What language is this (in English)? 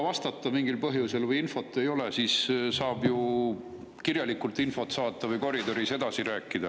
Estonian